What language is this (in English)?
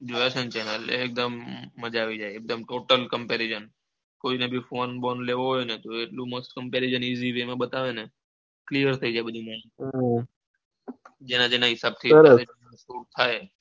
Gujarati